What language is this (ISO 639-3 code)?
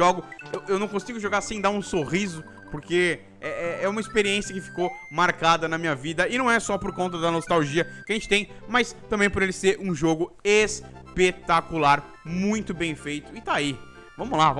por